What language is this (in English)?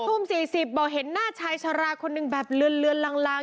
Thai